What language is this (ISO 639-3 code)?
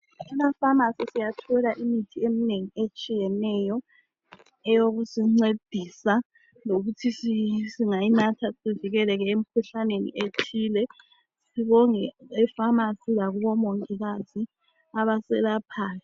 nde